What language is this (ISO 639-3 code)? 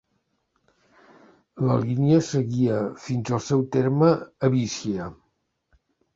cat